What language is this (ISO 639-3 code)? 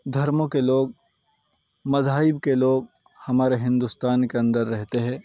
urd